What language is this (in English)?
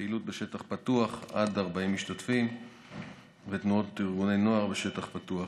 Hebrew